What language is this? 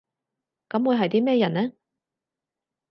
Cantonese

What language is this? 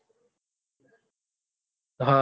Gujarati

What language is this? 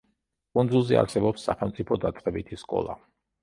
Georgian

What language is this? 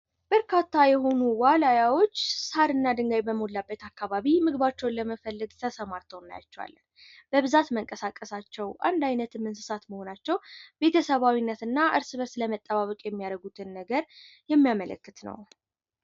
Amharic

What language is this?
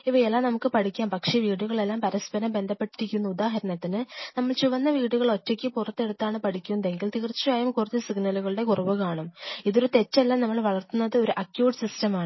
Malayalam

